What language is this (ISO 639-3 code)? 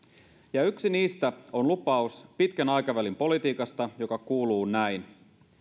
fin